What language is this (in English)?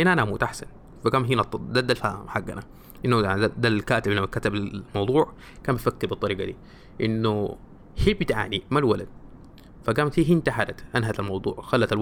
Arabic